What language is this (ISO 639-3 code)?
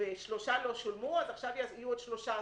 heb